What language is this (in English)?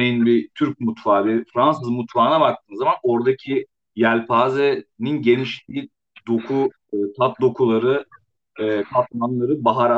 Turkish